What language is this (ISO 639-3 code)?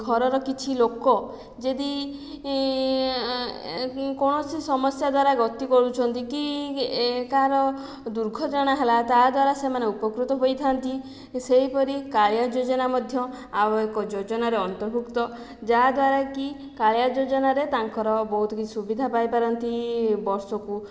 ori